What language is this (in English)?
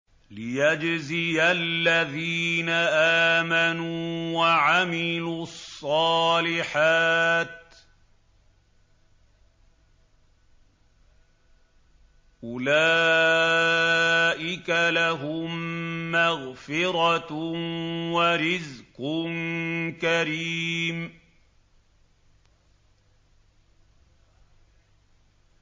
Arabic